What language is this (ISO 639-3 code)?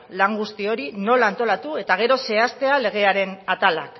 eus